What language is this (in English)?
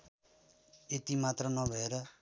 Nepali